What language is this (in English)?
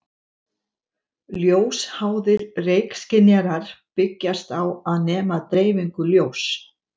Icelandic